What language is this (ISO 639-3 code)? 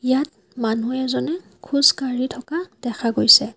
asm